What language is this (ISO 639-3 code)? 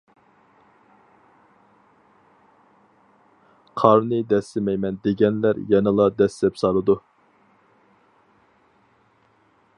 uig